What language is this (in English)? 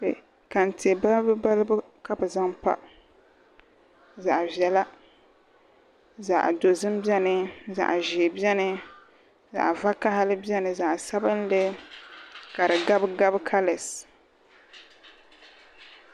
Dagbani